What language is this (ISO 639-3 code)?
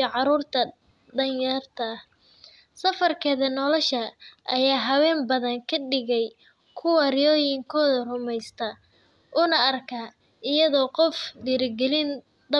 som